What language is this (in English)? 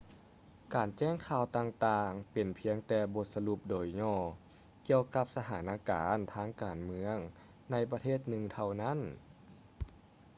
Lao